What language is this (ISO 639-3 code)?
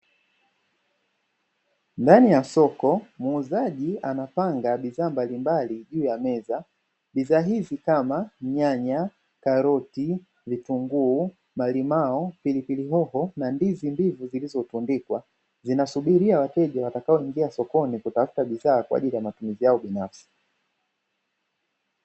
swa